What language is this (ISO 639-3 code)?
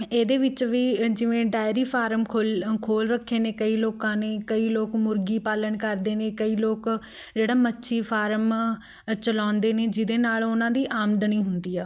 pan